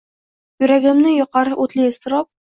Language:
Uzbek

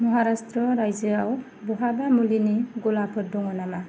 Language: Bodo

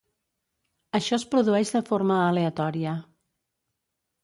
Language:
Catalan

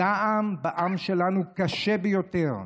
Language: Hebrew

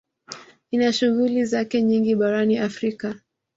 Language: Swahili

